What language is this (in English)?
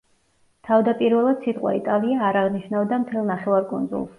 Georgian